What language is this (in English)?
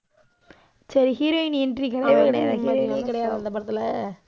Tamil